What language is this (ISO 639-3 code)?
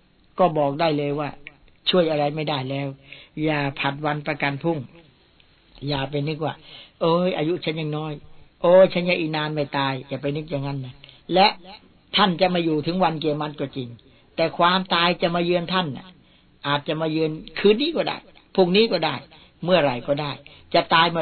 tha